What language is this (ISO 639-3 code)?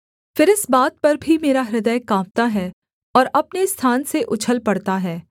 hin